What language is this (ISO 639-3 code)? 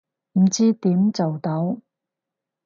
yue